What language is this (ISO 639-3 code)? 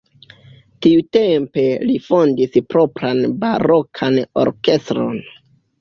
epo